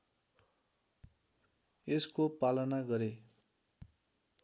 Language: Nepali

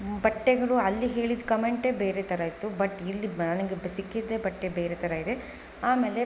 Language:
Kannada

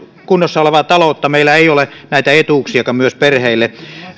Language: Finnish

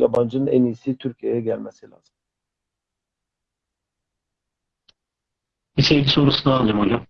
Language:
Turkish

